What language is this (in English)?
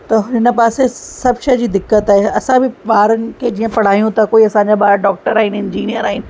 Sindhi